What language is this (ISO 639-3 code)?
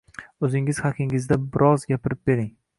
uzb